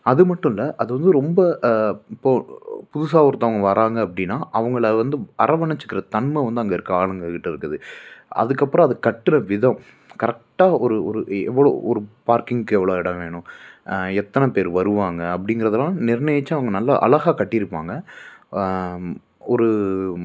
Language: Tamil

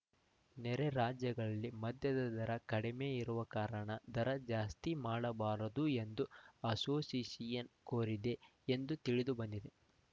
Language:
Kannada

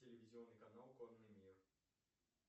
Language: Russian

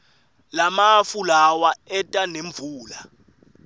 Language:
Swati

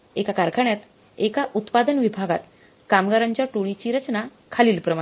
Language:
Marathi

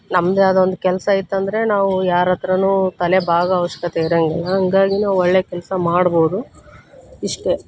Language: Kannada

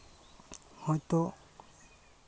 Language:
Santali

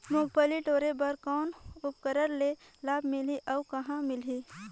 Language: Chhattisgarhi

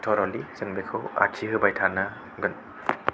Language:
Bodo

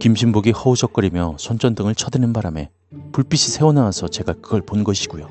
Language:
Korean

